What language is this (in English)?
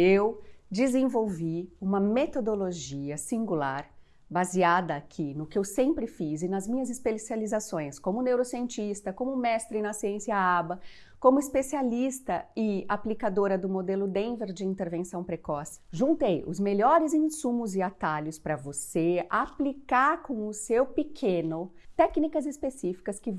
Portuguese